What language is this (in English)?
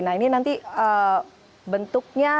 Indonesian